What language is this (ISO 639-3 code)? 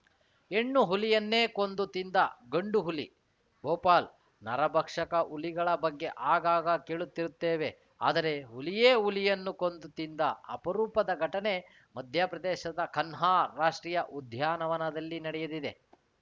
kan